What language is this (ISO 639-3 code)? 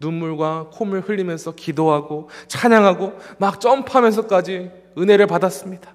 kor